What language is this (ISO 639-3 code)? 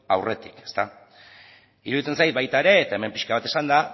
eus